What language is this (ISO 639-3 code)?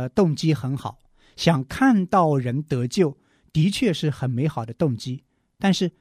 zho